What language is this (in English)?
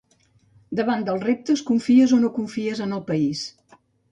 Catalan